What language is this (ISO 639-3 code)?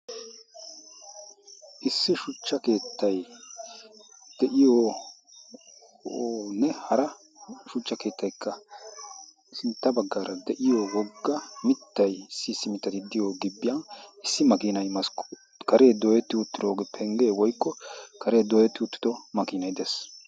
wal